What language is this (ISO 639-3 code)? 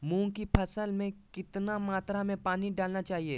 mag